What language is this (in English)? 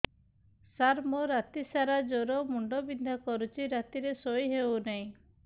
Odia